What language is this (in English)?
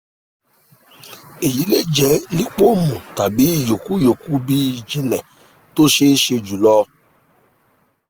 Yoruba